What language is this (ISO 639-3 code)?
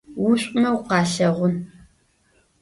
ady